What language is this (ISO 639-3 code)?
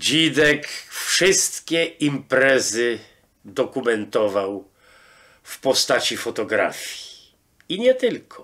pol